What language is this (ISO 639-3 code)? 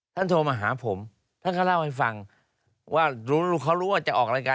tha